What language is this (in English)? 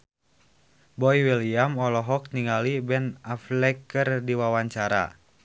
Sundanese